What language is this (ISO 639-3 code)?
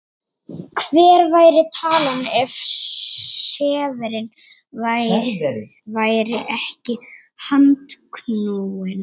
isl